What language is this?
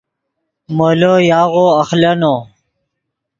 Yidgha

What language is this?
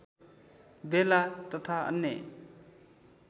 Nepali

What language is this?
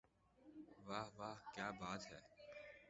Urdu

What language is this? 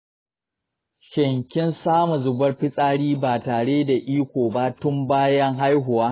Hausa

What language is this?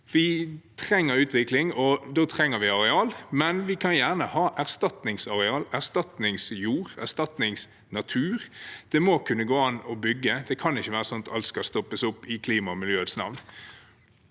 Norwegian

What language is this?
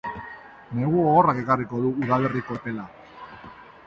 Basque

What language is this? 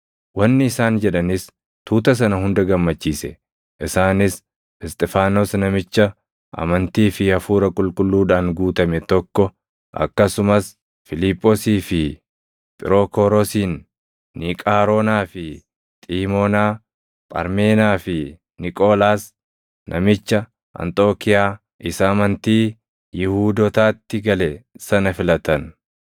Oromo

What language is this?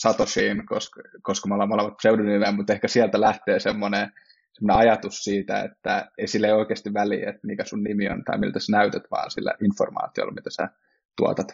Finnish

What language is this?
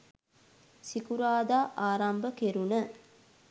Sinhala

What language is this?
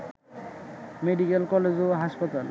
Bangla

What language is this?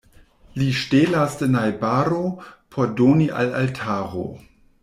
Esperanto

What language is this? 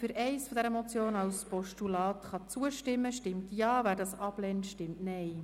Swiss German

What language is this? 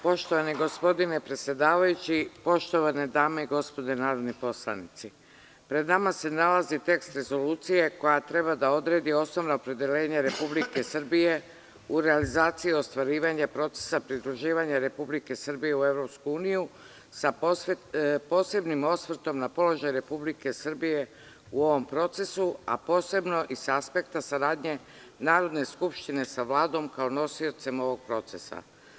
Serbian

